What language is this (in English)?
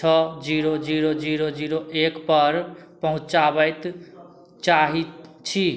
Maithili